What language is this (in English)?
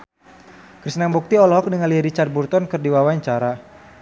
Sundanese